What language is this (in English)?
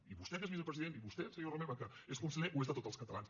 Catalan